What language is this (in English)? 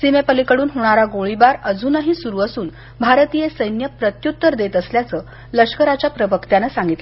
Marathi